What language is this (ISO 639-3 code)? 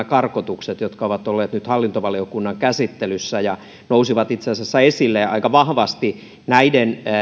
fin